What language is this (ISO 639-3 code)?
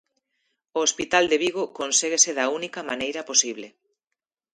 glg